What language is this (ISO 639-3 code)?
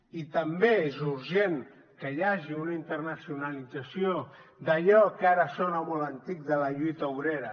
cat